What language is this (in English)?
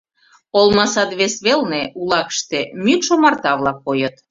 Mari